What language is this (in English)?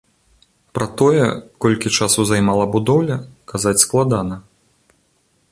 Belarusian